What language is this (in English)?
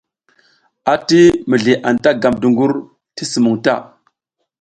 South Giziga